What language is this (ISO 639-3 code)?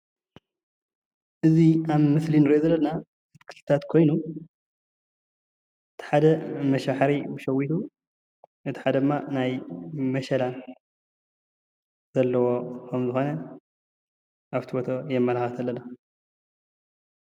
tir